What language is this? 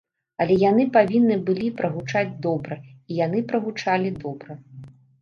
Belarusian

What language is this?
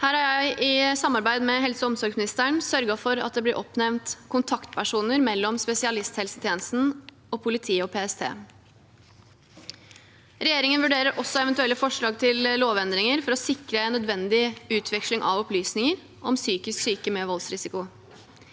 Norwegian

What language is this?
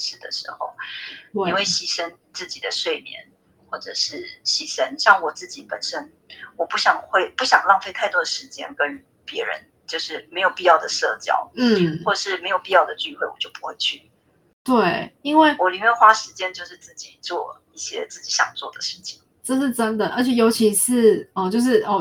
Chinese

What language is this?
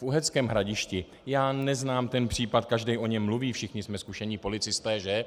Czech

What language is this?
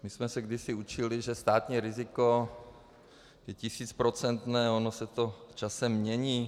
Czech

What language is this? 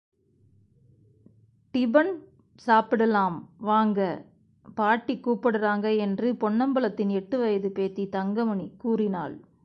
Tamil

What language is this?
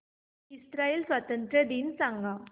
Marathi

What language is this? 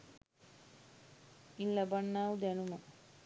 Sinhala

